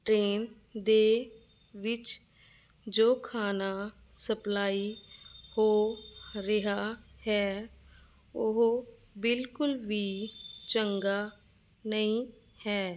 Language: Punjabi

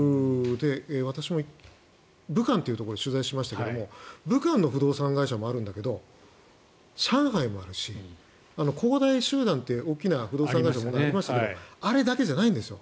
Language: Japanese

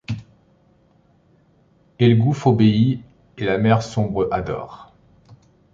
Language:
French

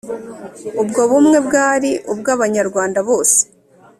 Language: Kinyarwanda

